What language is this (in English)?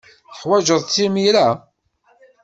Kabyle